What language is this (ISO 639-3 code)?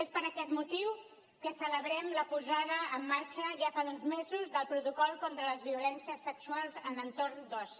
cat